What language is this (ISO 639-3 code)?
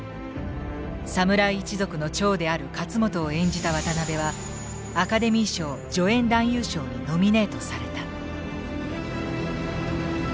jpn